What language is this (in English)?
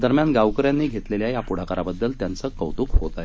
Marathi